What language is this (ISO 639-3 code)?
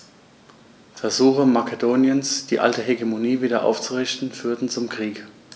deu